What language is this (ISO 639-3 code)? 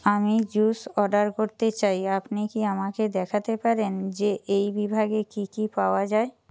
ben